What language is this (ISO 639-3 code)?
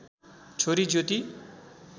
nep